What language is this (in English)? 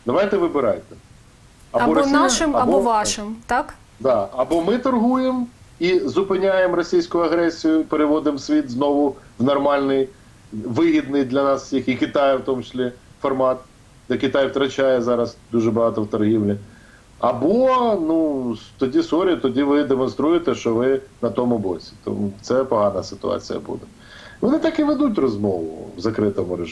Ukrainian